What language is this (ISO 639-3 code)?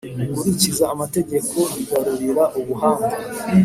kin